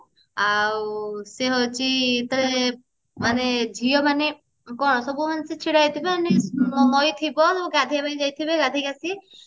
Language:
Odia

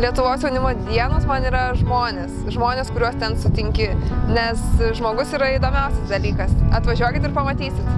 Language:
Lithuanian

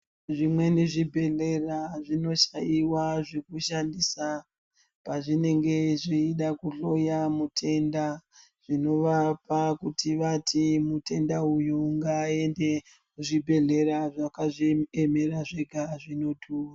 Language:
Ndau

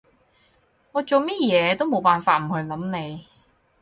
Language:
Cantonese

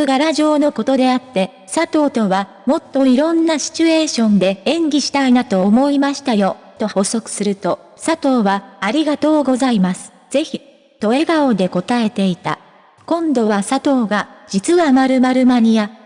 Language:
Japanese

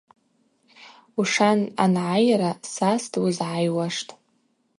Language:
Abaza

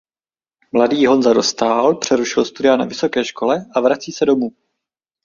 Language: Czech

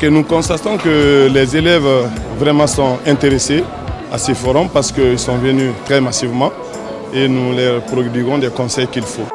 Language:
French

